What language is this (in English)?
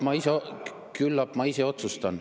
Estonian